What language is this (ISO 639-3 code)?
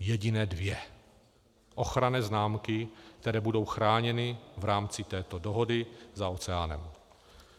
ces